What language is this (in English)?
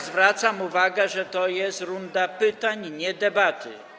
Polish